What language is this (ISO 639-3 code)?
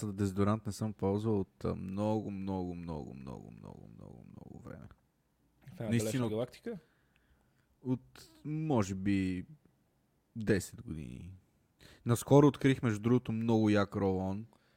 bul